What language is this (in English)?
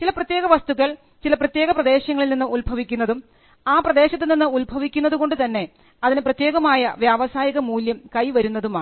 Malayalam